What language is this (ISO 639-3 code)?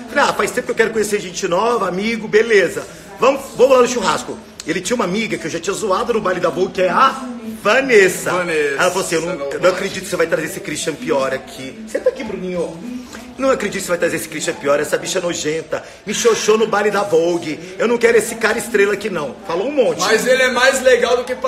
por